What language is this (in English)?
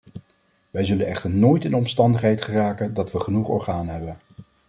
Dutch